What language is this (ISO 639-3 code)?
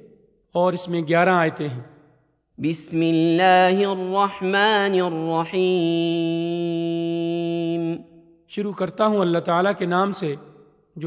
urd